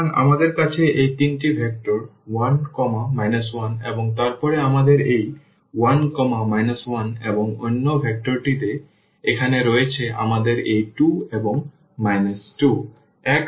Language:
Bangla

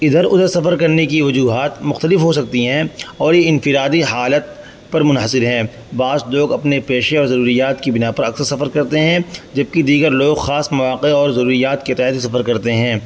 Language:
Urdu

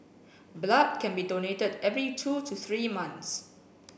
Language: English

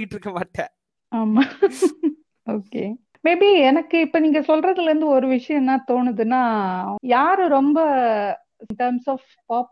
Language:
Tamil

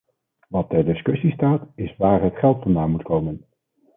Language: Dutch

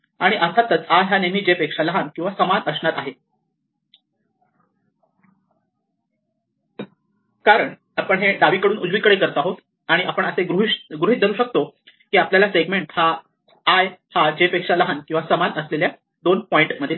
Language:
Marathi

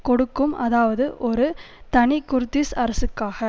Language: Tamil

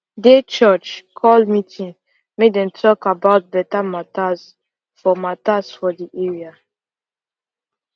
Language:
Nigerian Pidgin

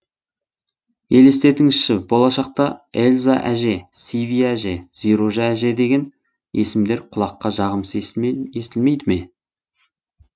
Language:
Kazakh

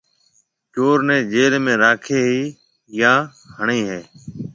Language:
Marwari (Pakistan)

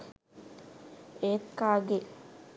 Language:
Sinhala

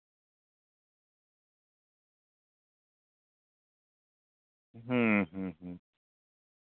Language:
Santali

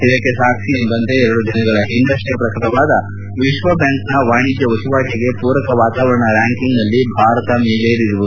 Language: Kannada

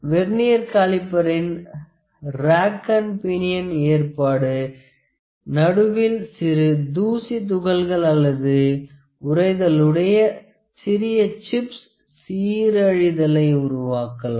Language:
Tamil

